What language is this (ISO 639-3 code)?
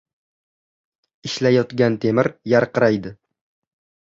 uzb